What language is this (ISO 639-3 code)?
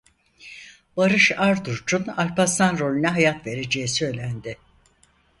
tur